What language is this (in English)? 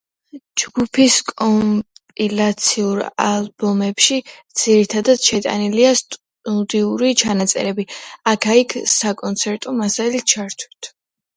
Georgian